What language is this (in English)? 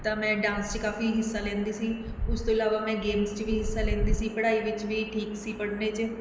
Punjabi